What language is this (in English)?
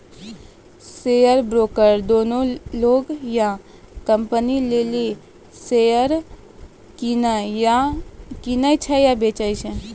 Maithili